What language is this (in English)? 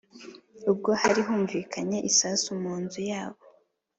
Kinyarwanda